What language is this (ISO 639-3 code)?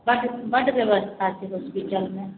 mai